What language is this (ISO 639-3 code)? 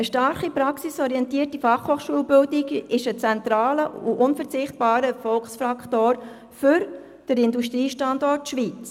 gsw